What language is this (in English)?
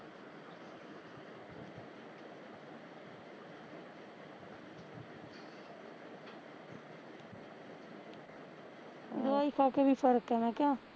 Punjabi